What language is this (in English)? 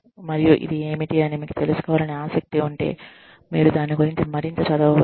Telugu